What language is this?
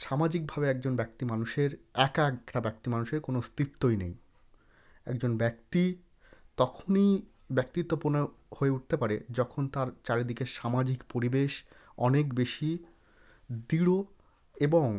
Bangla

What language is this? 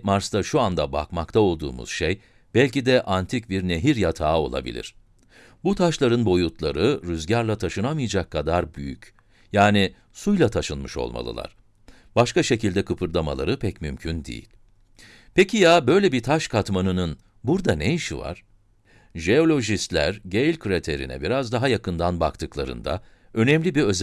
Turkish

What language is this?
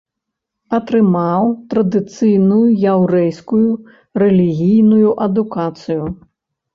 Belarusian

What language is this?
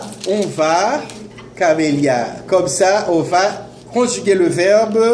French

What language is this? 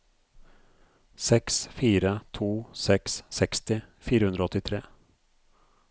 Norwegian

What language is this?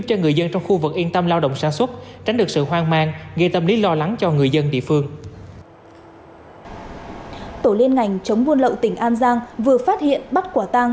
Vietnamese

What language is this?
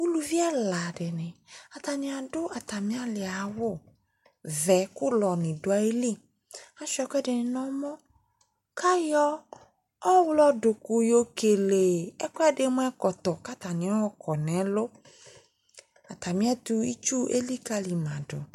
Ikposo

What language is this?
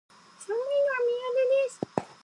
Japanese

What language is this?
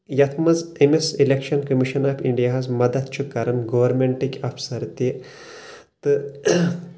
Kashmiri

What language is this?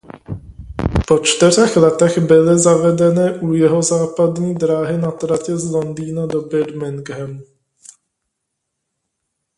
Czech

